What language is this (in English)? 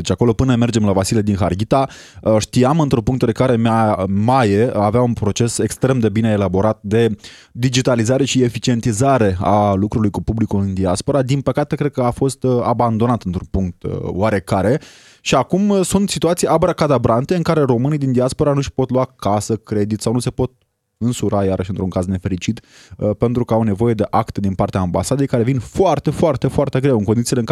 Romanian